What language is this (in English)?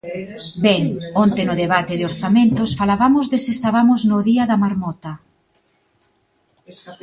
Galician